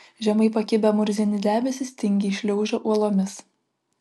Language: Lithuanian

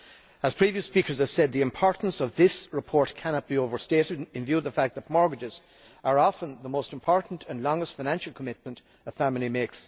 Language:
English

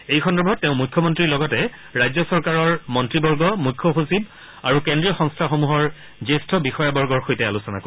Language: Assamese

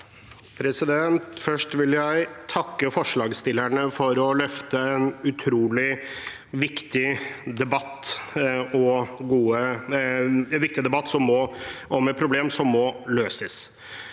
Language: Norwegian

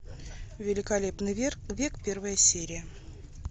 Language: Russian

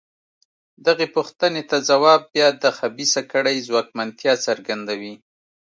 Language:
Pashto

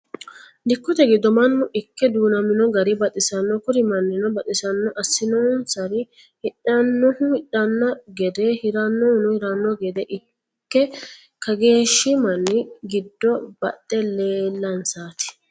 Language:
Sidamo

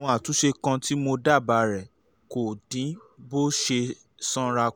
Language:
Yoruba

